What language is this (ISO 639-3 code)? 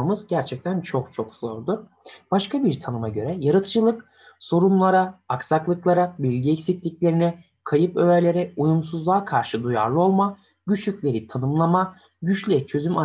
tur